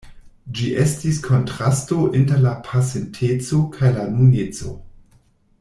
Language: Esperanto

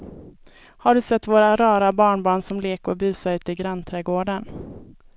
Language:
Swedish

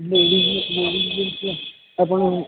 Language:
Punjabi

